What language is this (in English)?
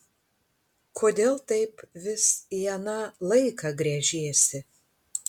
Lithuanian